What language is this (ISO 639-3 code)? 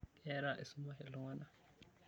mas